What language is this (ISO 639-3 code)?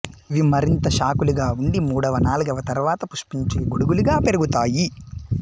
tel